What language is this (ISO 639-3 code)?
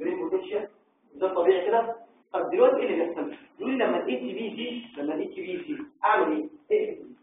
ara